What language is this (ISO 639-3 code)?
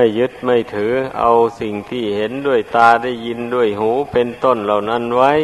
tha